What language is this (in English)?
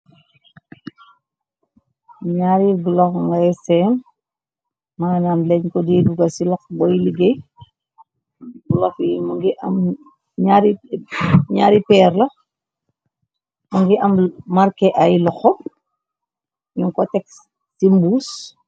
Wolof